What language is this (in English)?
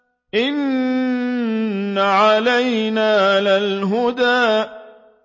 Arabic